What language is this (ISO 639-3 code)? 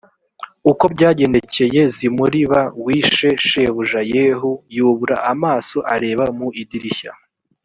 kin